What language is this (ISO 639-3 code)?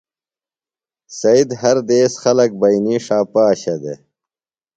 phl